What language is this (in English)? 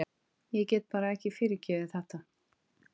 Icelandic